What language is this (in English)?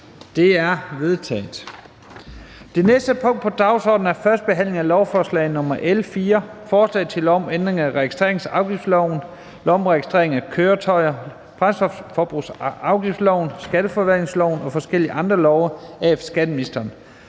Danish